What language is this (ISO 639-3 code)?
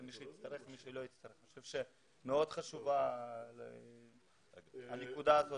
heb